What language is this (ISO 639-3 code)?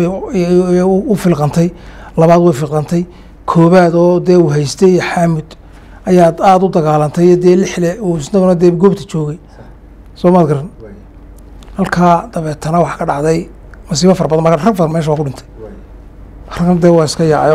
ara